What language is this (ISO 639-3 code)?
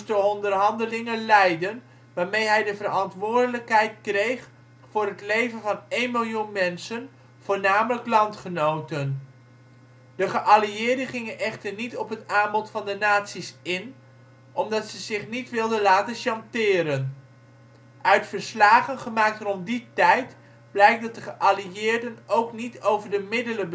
nld